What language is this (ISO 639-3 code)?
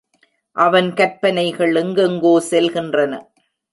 tam